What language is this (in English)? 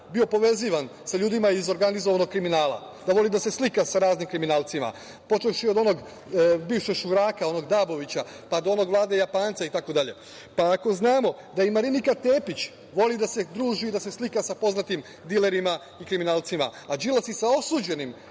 Serbian